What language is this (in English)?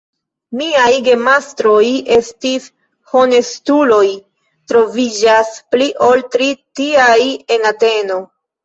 Esperanto